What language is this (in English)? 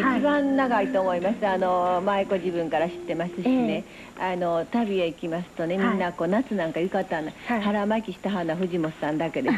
Japanese